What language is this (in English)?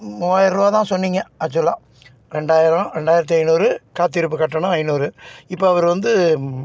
Tamil